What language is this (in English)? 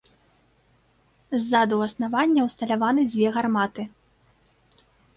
Belarusian